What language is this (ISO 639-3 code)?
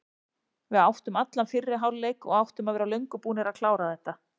isl